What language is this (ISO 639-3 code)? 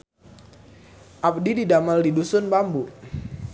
sun